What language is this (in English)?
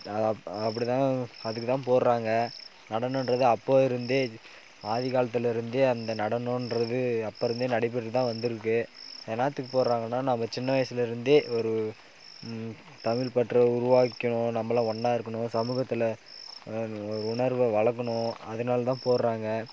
Tamil